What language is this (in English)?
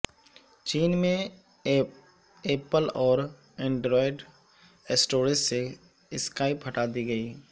Urdu